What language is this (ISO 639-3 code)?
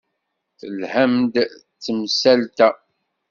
kab